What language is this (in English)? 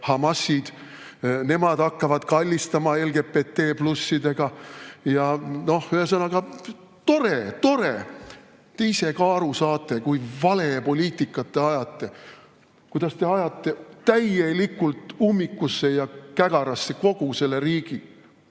Estonian